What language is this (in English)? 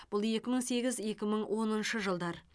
Kazakh